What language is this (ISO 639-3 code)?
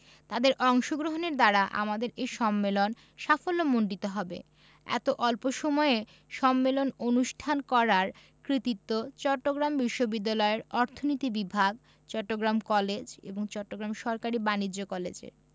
ben